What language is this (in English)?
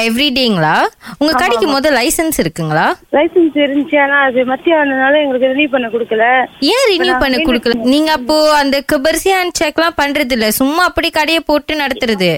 Tamil